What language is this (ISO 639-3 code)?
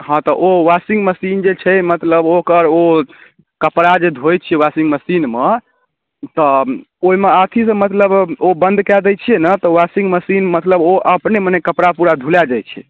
mai